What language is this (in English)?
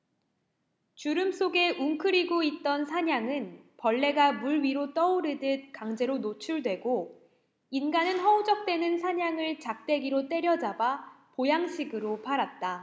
Korean